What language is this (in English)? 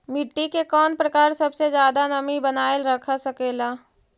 Magahi